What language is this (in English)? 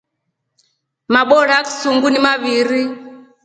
Rombo